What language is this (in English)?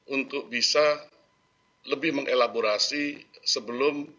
Indonesian